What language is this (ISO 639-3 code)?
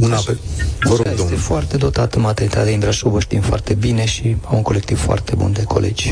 ron